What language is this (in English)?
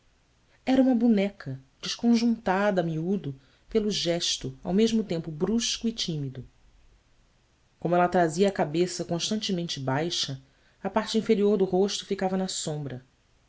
Portuguese